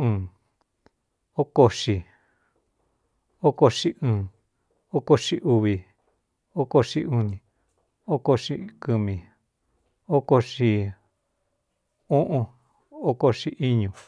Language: Cuyamecalco Mixtec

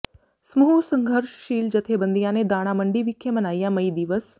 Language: Punjabi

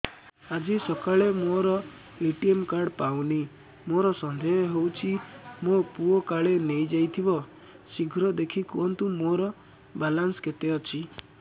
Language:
Odia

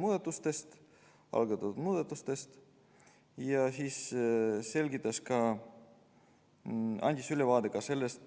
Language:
Estonian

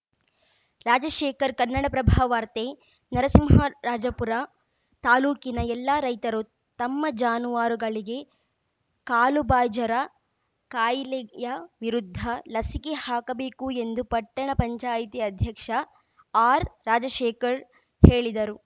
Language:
Kannada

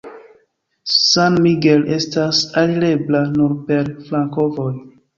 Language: Esperanto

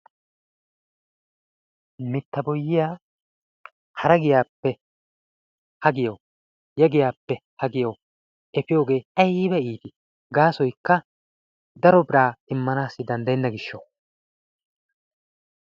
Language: Wolaytta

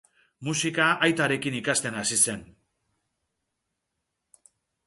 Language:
Basque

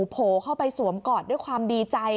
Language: Thai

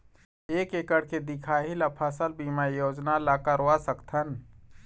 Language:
Chhattisgarhi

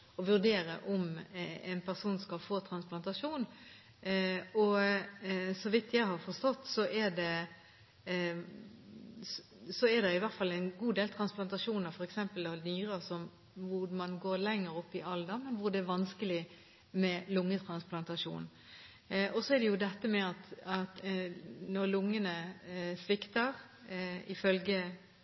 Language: Norwegian Bokmål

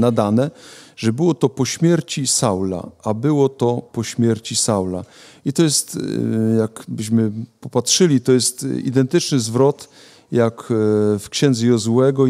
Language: Polish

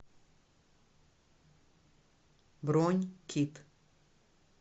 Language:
Russian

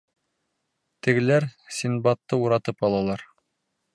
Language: Bashkir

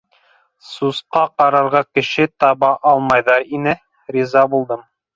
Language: Bashkir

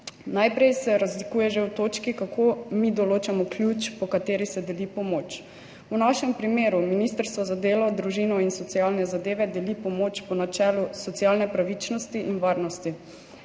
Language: Slovenian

